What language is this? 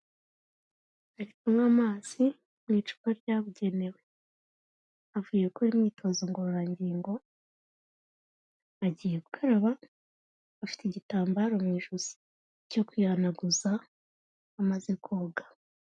Kinyarwanda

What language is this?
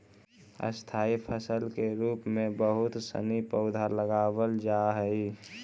Magahi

